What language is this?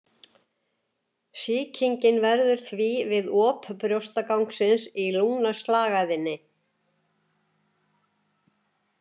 Icelandic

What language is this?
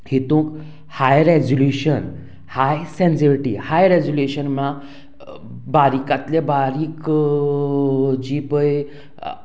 Konkani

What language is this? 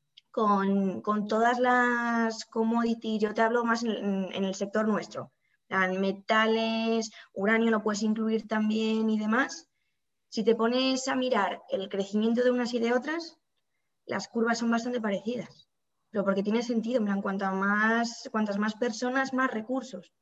Spanish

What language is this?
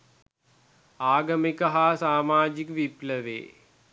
Sinhala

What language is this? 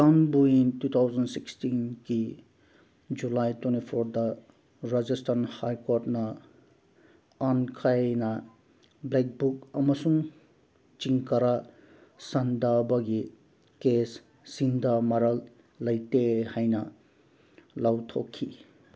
Manipuri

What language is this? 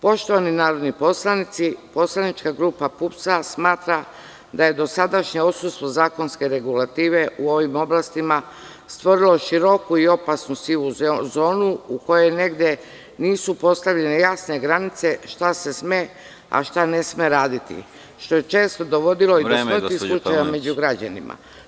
Serbian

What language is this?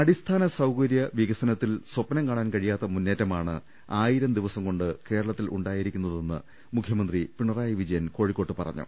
Malayalam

